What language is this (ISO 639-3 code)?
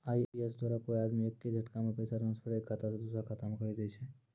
mai